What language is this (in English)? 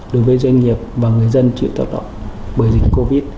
Vietnamese